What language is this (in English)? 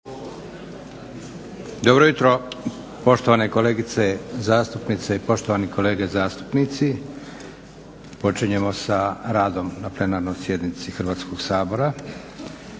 Croatian